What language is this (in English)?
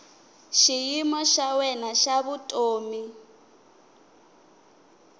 Tsonga